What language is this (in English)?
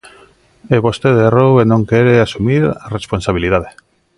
Galician